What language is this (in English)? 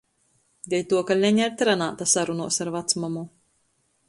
Latgalian